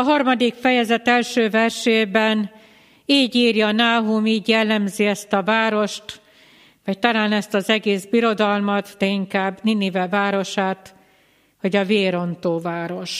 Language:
Hungarian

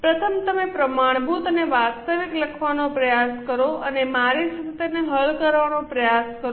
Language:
Gujarati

